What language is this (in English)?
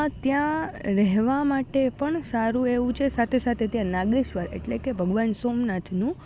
Gujarati